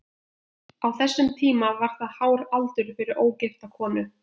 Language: Icelandic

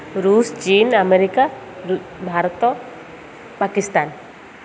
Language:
Odia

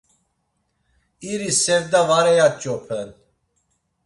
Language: Laz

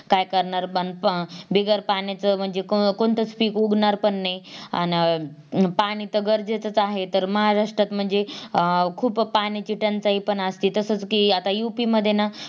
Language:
Marathi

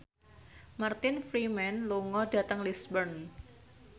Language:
Javanese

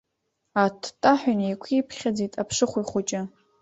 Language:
Abkhazian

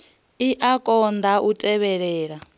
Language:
Venda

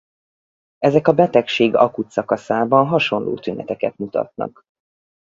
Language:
Hungarian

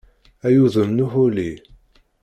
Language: Kabyle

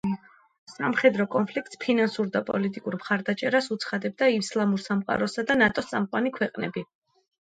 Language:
Georgian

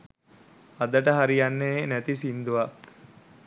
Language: Sinhala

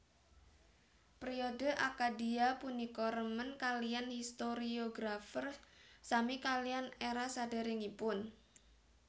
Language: Javanese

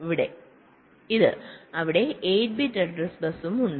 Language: Malayalam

